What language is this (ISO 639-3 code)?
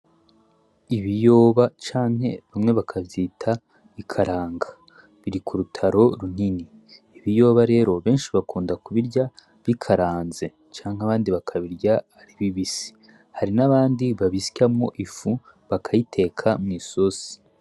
run